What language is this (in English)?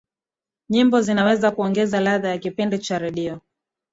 Swahili